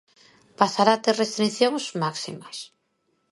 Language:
Galician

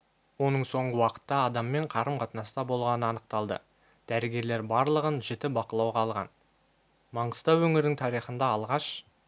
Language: Kazakh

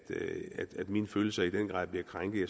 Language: Danish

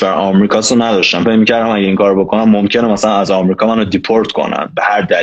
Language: Persian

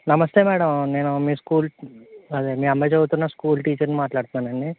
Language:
Telugu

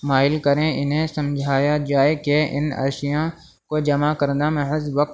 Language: Urdu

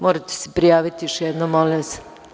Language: Serbian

